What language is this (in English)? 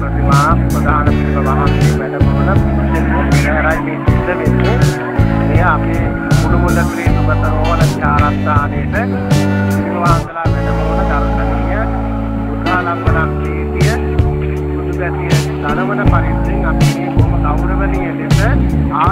Indonesian